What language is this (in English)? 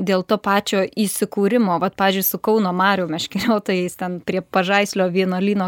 Lithuanian